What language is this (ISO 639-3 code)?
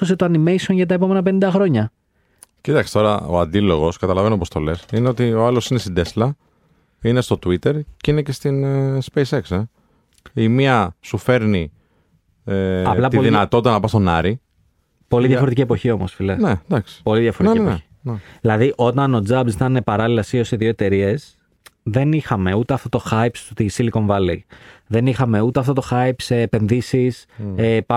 ell